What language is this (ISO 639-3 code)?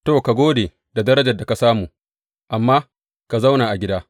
hau